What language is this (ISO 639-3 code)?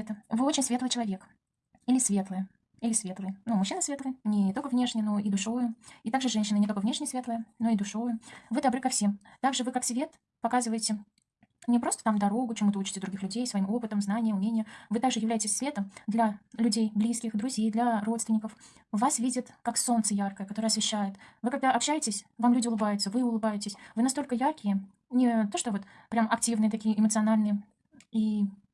rus